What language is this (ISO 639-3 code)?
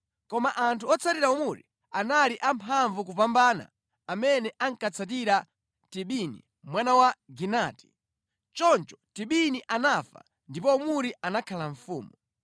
nya